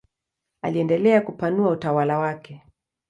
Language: Swahili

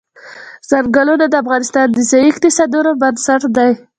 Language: Pashto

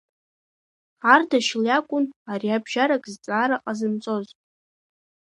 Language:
Abkhazian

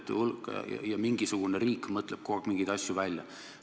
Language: Estonian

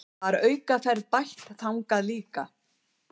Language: Icelandic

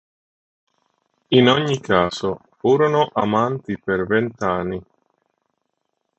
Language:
Italian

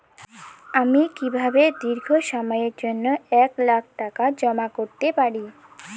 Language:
Bangla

